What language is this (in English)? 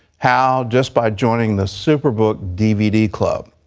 English